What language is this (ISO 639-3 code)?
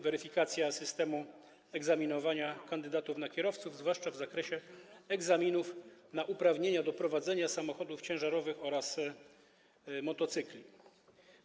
pol